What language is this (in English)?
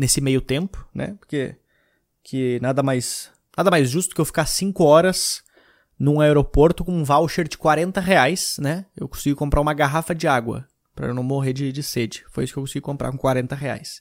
Portuguese